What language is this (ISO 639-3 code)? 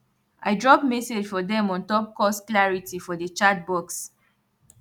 pcm